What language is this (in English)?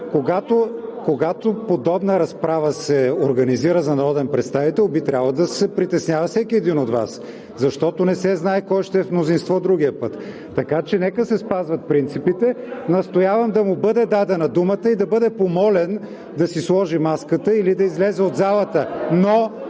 Bulgarian